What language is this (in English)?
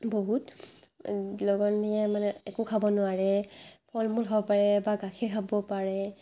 Assamese